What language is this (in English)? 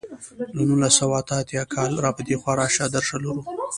Pashto